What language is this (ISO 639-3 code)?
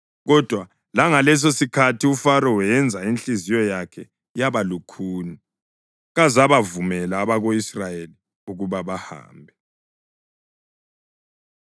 nde